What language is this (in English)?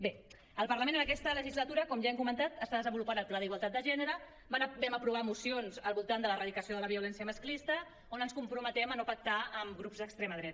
Catalan